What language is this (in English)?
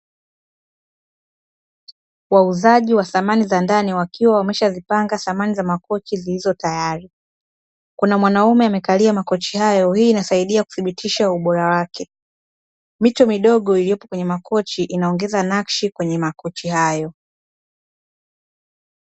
Swahili